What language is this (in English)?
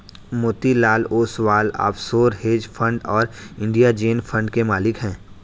Hindi